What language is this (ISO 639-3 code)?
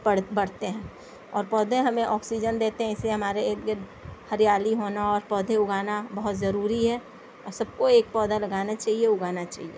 urd